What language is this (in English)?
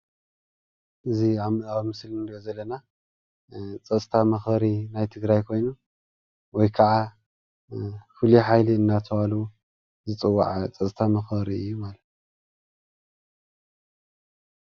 Tigrinya